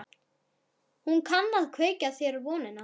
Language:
Icelandic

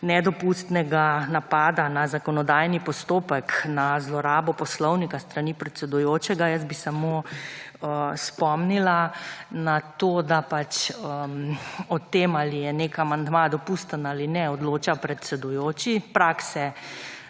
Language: Slovenian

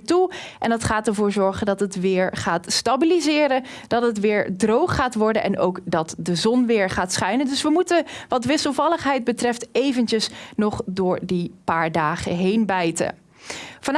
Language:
Dutch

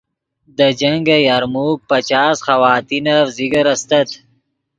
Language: Yidgha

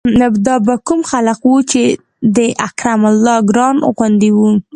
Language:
Pashto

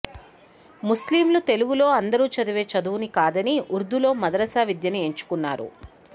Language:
Telugu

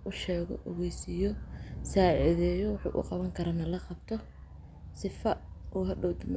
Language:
Somali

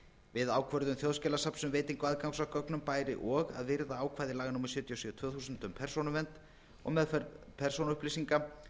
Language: Icelandic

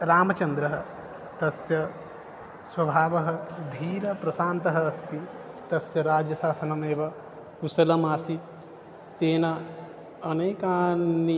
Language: Sanskrit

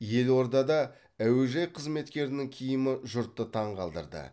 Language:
Kazakh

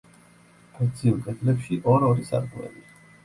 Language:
Georgian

